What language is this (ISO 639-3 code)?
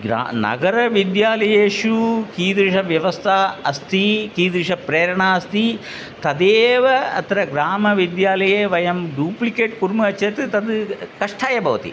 san